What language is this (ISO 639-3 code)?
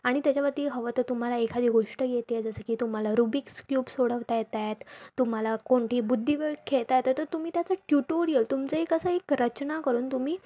mar